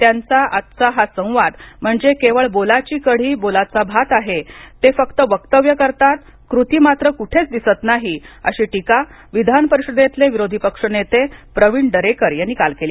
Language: Marathi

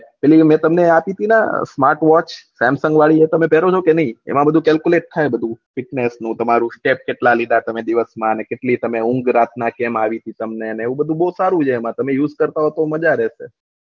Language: Gujarati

